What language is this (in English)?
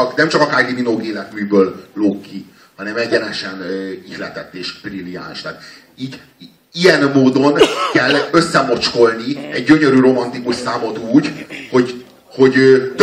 Hungarian